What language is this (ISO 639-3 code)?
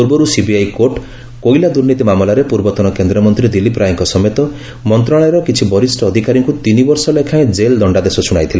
ori